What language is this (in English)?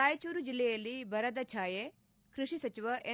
Kannada